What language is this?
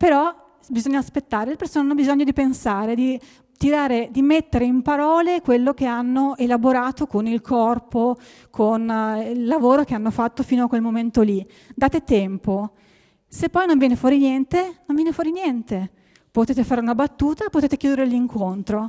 Italian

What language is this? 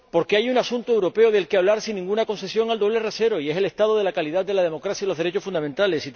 Spanish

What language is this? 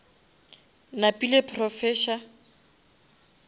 Northern Sotho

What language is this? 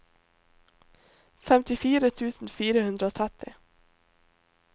Norwegian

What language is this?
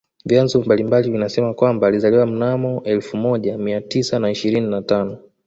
Swahili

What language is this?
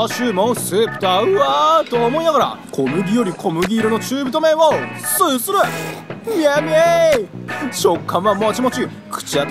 Japanese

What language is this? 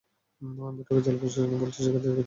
Bangla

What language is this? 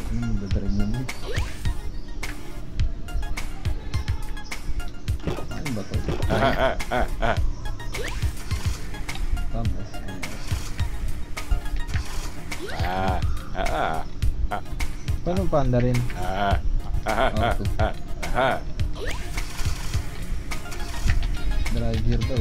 Filipino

